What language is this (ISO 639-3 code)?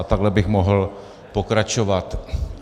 ces